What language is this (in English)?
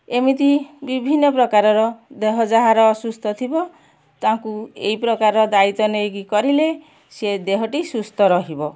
Odia